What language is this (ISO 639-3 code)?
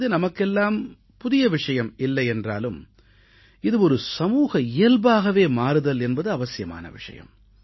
tam